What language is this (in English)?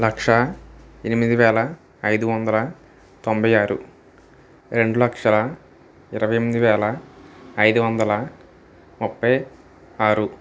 Telugu